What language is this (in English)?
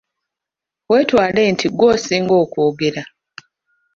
Ganda